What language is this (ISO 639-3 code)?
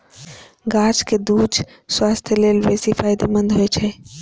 mai